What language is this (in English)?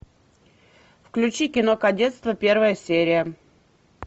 Russian